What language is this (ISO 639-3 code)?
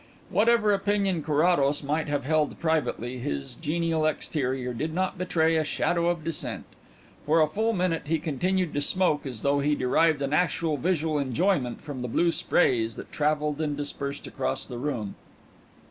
eng